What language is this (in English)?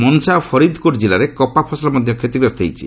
Odia